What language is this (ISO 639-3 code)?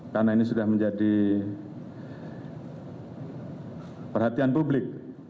ind